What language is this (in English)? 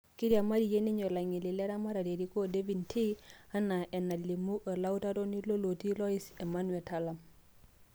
Masai